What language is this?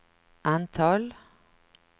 Swedish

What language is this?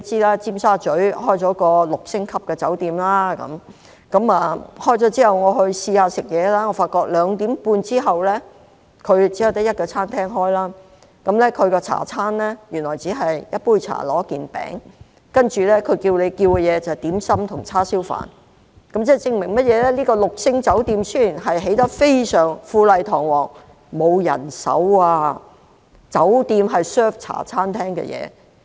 Cantonese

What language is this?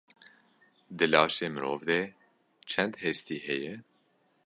Kurdish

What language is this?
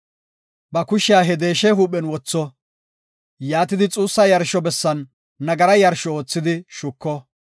Gofa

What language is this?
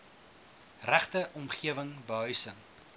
Afrikaans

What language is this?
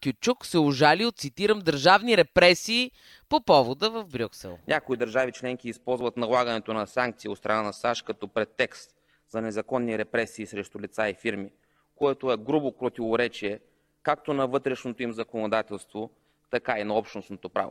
Bulgarian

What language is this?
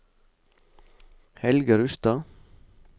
Norwegian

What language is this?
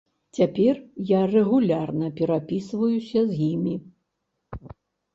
Belarusian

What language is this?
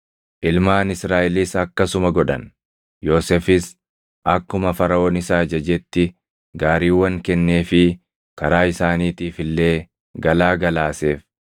Oromo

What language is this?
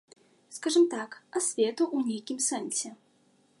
Belarusian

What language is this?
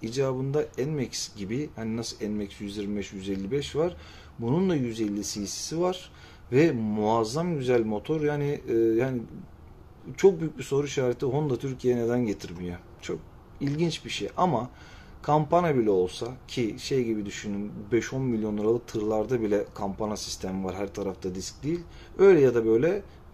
Turkish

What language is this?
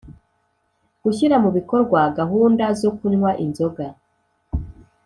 Kinyarwanda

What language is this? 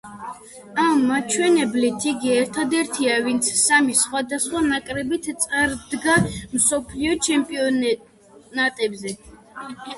Georgian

